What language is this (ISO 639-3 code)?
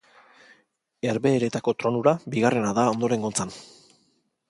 eus